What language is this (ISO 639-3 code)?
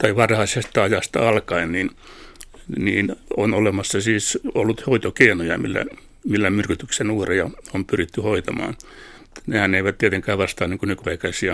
fin